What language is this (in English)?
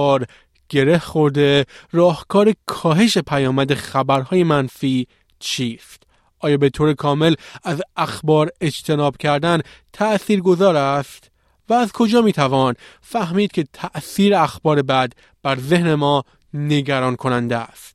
Persian